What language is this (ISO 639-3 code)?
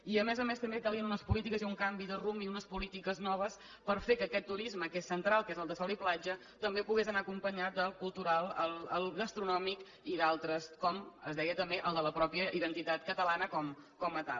cat